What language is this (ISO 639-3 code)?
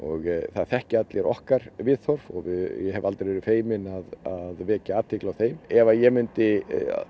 isl